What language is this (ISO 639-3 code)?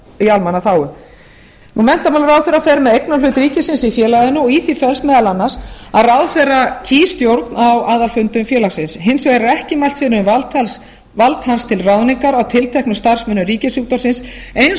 isl